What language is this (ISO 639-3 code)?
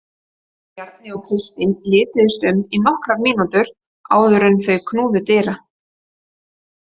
isl